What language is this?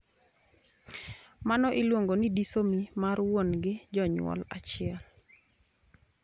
Luo (Kenya and Tanzania)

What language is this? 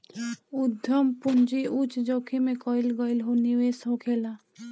Bhojpuri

